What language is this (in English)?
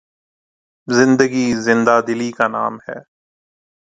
Urdu